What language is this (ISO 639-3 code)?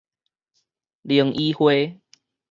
nan